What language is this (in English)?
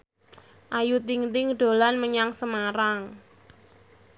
Javanese